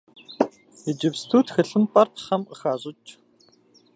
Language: Kabardian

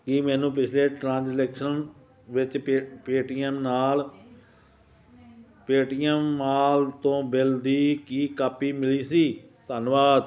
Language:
Punjabi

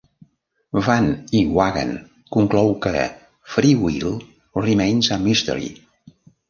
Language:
Catalan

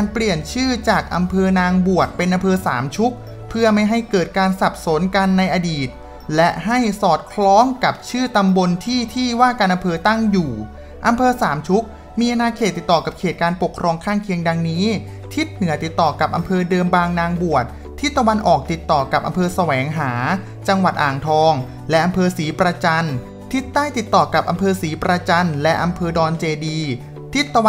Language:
Thai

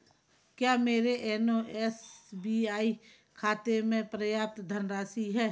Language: Hindi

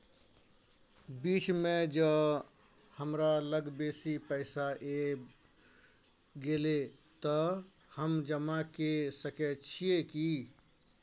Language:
Maithili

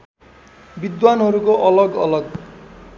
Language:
Nepali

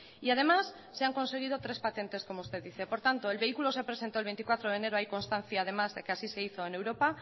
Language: Spanish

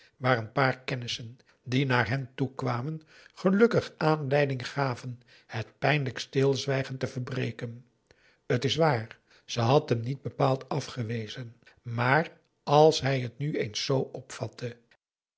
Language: Dutch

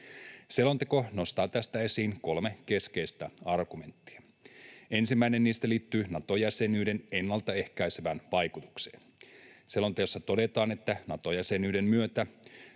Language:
Finnish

